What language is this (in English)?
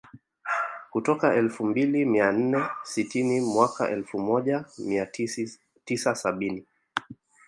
Swahili